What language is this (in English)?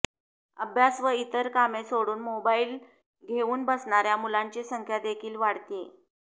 Marathi